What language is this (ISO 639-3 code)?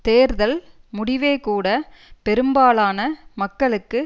tam